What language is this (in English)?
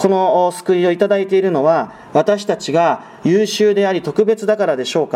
Japanese